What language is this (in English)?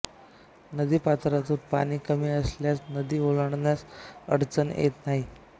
Marathi